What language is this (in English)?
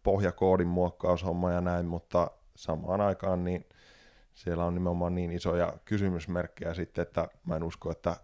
Finnish